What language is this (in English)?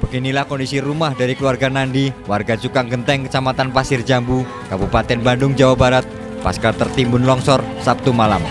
Indonesian